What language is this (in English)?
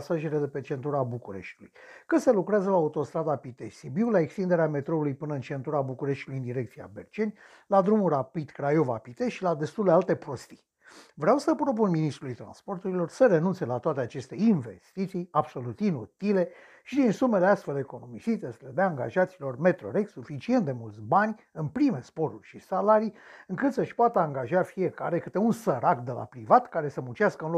Romanian